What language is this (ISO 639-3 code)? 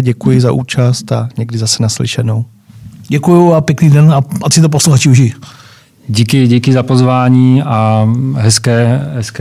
ces